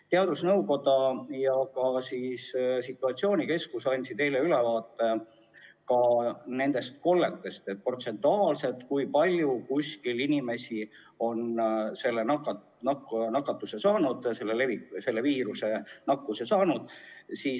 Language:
Estonian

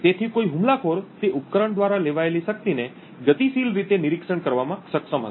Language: Gujarati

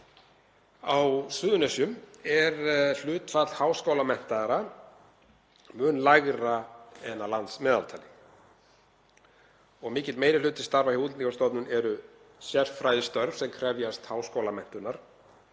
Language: Icelandic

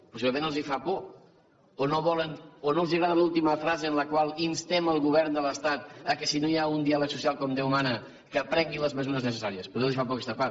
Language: Catalan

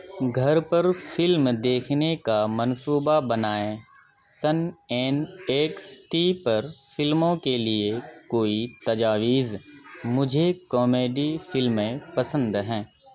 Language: Urdu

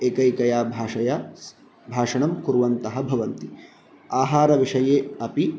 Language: Sanskrit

